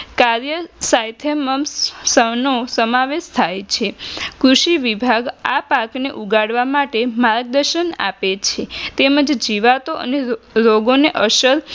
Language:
Gujarati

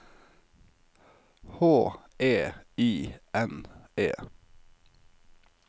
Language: Norwegian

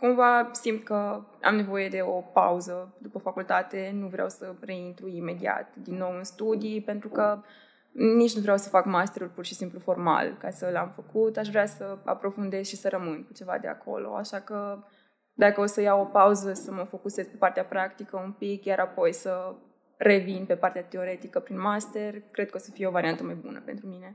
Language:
Romanian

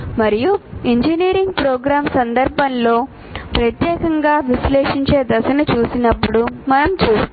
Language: Telugu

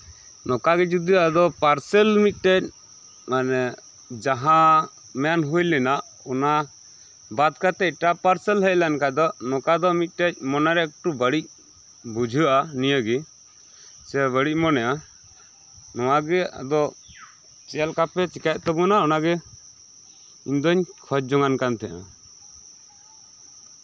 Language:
Santali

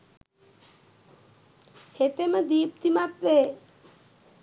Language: Sinhala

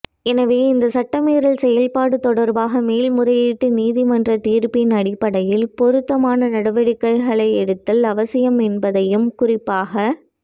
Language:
Tamil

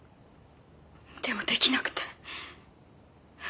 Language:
Japanese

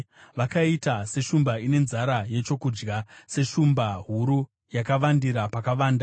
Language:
Shona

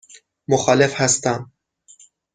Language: Persian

